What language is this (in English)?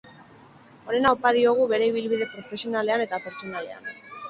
Basque